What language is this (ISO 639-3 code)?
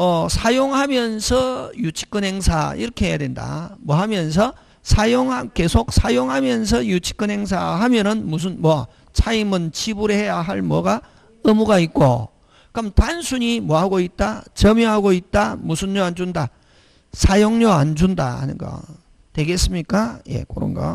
kor